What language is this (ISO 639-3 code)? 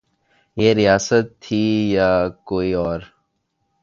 urd